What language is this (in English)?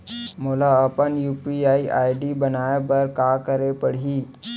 Chhattisgarhi